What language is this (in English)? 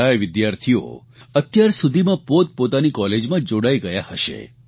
Gujarati